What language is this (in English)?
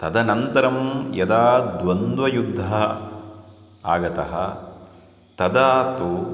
Sanskrit